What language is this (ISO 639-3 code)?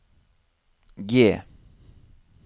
nor